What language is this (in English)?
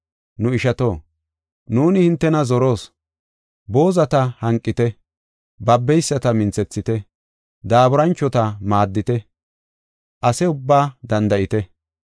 Gofa